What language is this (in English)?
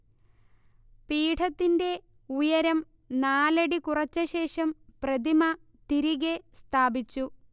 Malayalam